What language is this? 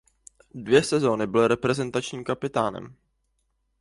Czech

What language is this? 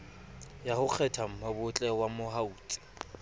Southern Sotho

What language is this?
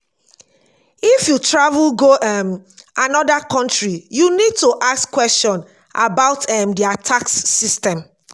Nigerian Pidgin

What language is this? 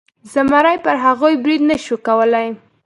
Pashto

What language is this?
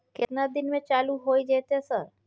Maithili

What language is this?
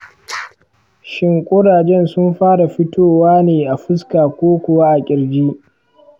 Hausa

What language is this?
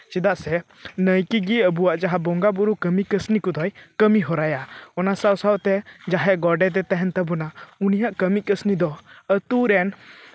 Santali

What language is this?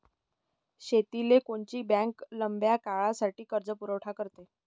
Marathi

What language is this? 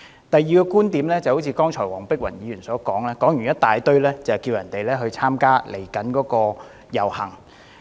Cantonese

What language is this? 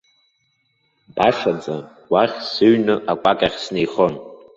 Abkhazian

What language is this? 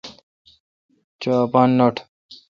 Kalkoti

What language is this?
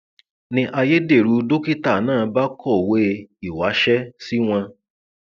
Yoruba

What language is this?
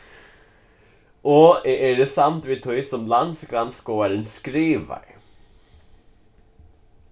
Faroese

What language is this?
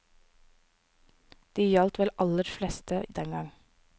Norwegian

